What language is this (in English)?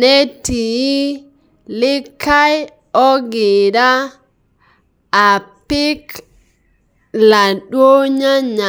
Masai